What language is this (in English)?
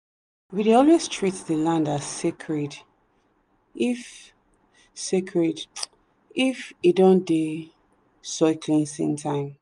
Nigerian Pidgin